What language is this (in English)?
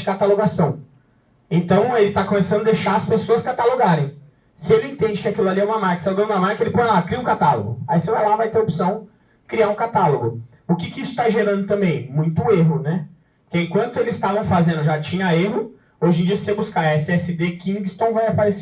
Portuguese